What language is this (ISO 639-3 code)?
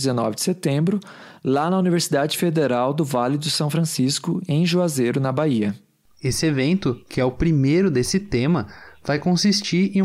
por